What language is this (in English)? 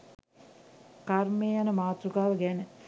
Sinhala